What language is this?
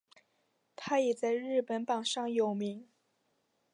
Chinese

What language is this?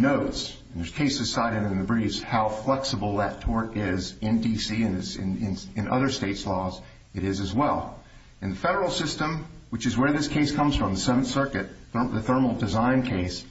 English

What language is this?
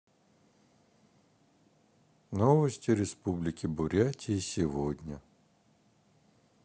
Russian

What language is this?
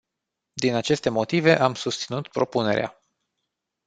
Romanian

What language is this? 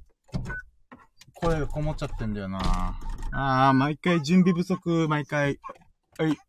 Japanese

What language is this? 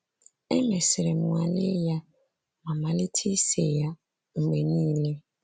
Igbo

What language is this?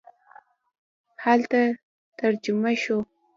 Pashto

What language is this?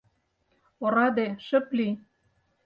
Mari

